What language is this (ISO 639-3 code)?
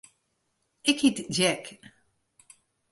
fry